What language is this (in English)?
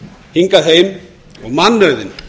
Icelandic